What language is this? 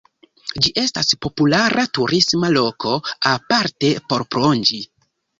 Esperanto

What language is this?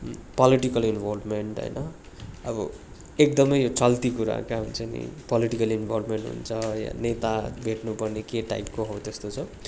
Nepali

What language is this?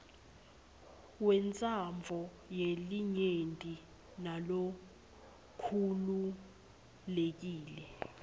Swati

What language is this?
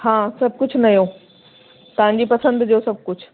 Sindhi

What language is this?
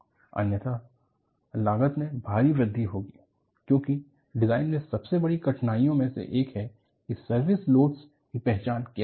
Hindi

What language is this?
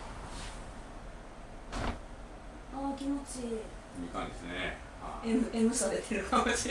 Japanese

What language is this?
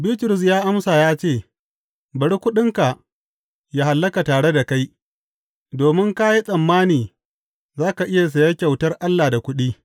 Hausa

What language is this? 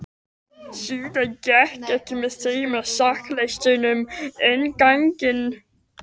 Icelandic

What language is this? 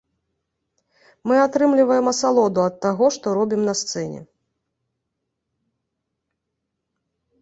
Belarusian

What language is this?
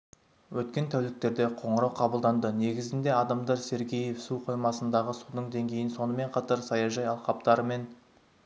Kazakh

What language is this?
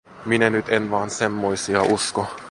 Finnish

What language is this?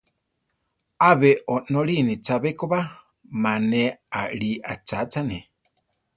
Central Tarahumara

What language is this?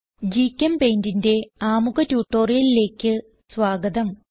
Malayalam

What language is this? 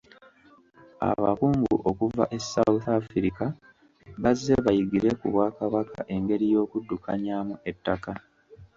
Ganda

